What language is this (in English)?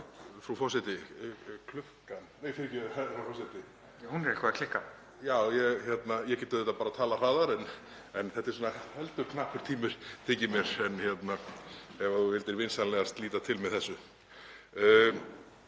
Icelandic